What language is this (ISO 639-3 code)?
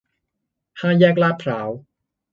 tha